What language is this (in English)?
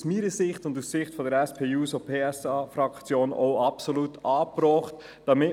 Swiss German